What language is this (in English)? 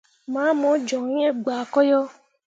Mundang